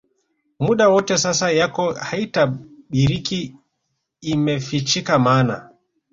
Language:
Swahili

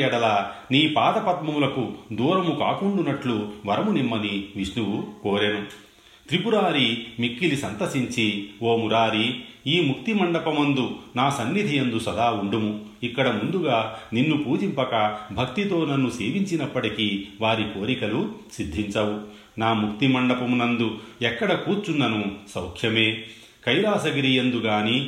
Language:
Telugu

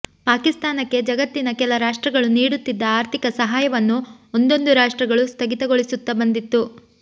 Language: Kannada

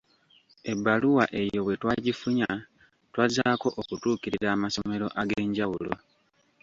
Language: Ganda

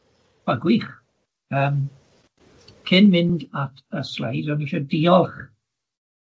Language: Welsh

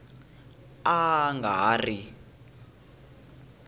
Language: Tsonga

